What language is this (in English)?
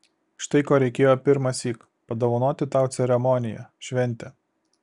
Lithuanian